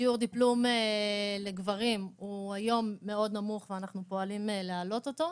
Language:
Hebrew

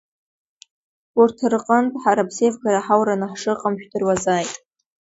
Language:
Abkhazian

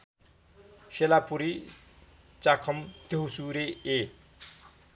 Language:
Nepali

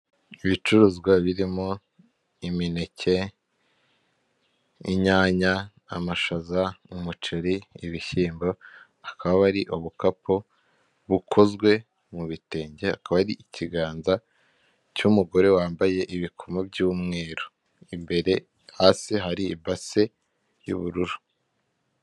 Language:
Kinyarwanda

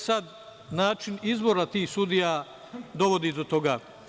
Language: Serbian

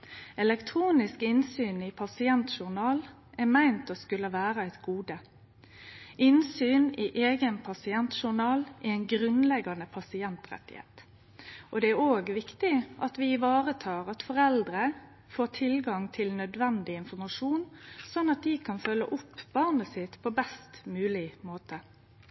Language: Norwegian Nynorsk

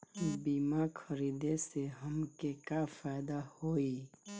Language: Bhojpuri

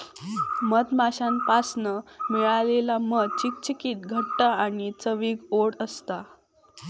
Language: Marathi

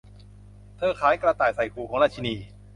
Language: Thai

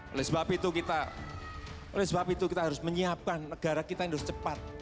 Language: Indonesian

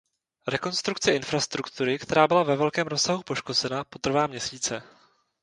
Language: Czech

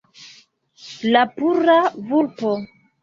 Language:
Esperanto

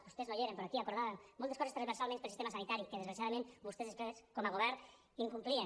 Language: Catalan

